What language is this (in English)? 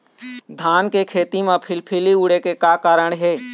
Chhattisgarhi